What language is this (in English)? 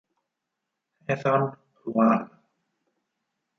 Italian